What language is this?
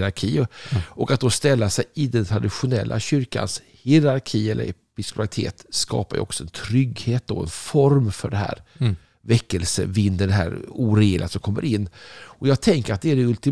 Swedish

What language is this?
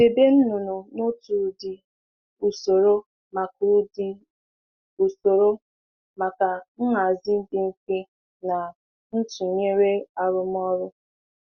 Igbo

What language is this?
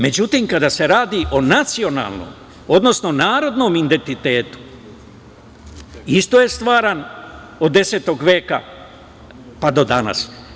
Serbian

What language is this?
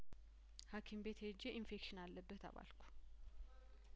Amharic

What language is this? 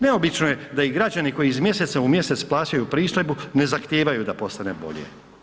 Croatian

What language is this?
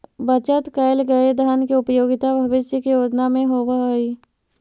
Magahi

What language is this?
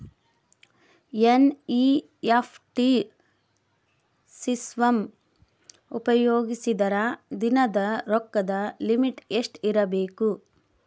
Kannada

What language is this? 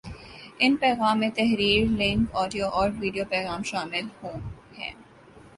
Urdu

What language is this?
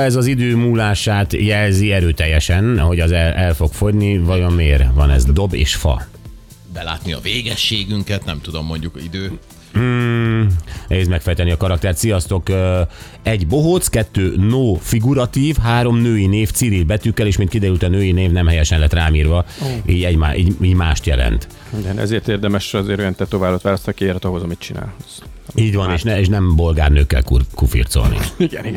Hungarian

